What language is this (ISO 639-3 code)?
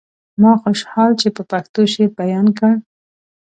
pus